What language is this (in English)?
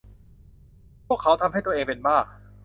Thai